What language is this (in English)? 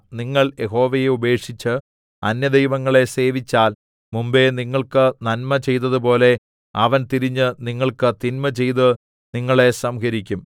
Malayalam